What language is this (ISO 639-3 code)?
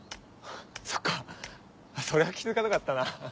jpn